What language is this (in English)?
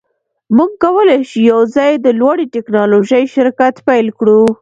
Pashto